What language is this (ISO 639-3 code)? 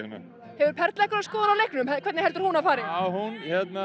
isl